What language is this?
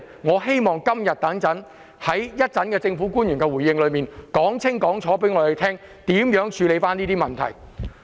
Cantonese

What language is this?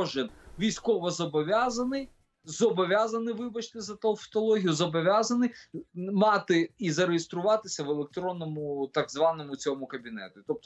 Ukrainian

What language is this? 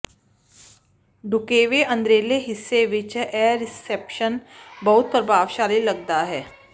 Punjabi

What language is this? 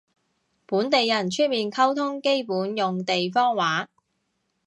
Cantonese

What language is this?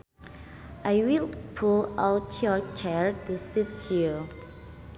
Sundanese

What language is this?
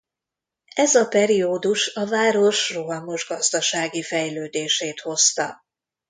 Hungarian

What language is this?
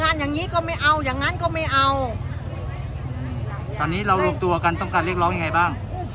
Thai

